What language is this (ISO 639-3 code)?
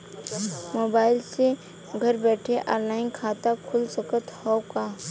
bho